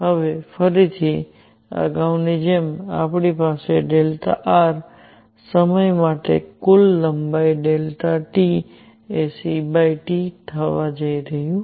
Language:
Gujarati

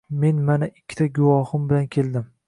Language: Uzbek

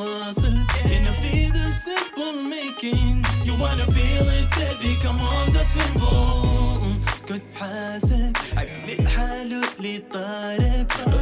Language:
Arabic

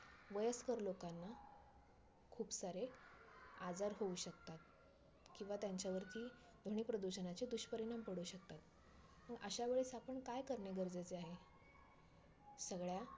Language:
Marathi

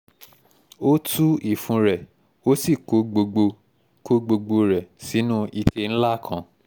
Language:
Yoruba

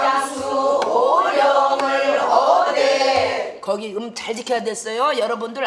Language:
Korean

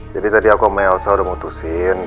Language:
Indonesian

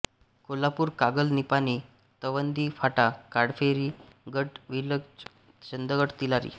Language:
Marathi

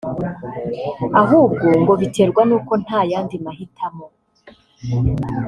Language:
Kinyarwanda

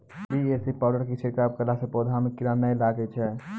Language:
Maithili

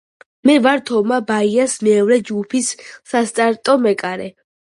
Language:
Georgian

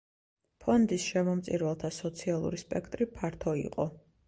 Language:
Georgian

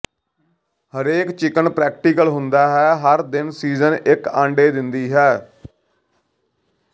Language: Punjabi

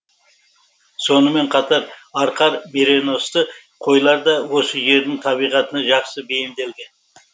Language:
Kazakh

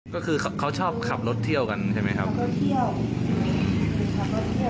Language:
Thai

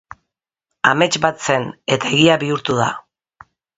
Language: Basque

